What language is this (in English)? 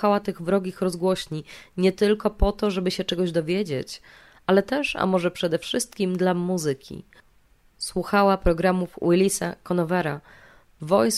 Polish